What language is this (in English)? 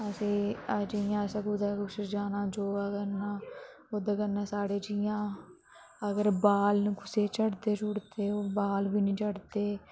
Dogri